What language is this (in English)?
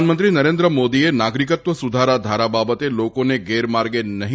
Gujarati